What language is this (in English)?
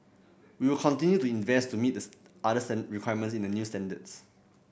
English